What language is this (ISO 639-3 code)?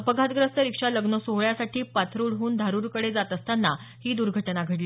mar